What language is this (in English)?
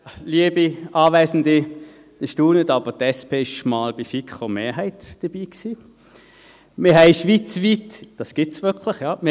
Swiss German